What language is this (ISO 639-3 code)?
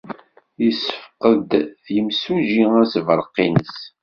kab